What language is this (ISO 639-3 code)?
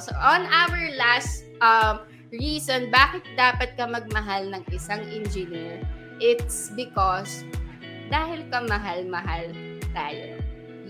fil